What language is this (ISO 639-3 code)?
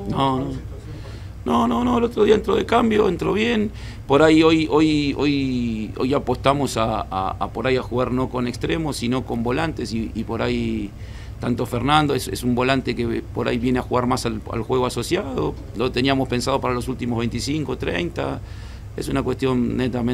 spa